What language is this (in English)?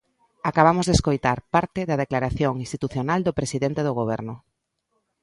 Galician